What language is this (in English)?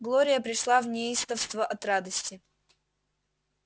Russian